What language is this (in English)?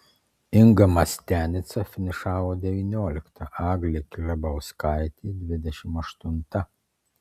Lithuanian